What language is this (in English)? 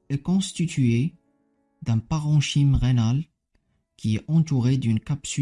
French